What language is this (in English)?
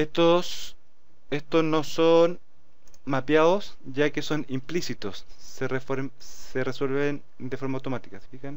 Spanish